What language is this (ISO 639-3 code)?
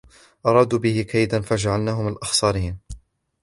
ara